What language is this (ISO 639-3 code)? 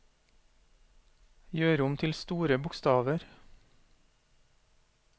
nor